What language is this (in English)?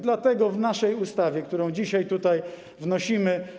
Polish